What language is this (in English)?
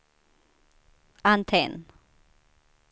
Swedish